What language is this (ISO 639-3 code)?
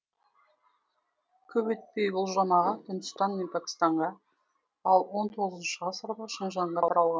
kaz